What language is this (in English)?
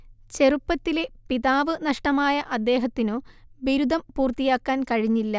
Malayalam